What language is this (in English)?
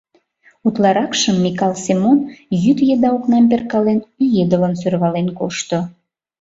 Mari